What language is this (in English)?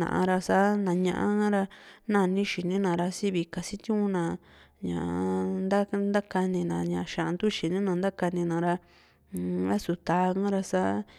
Juxtlahuaca Mixtec